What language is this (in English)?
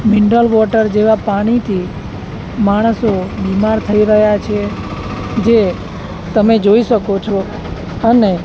Gujarati